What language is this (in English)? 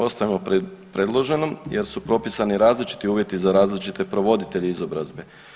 Croatian